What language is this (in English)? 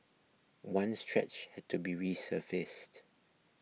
English